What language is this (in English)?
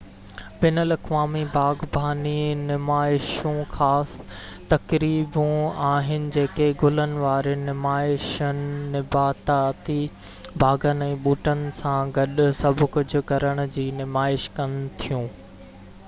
Sindhi